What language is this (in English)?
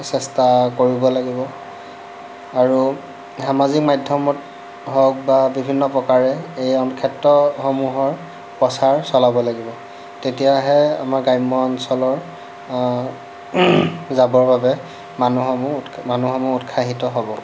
Assamese